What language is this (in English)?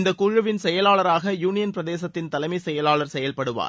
Tamil